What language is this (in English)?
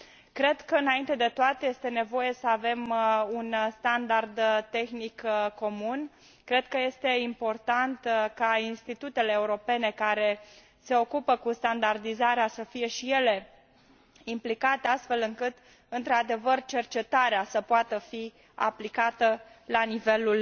Romanian